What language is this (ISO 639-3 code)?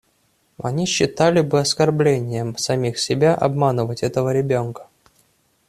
rus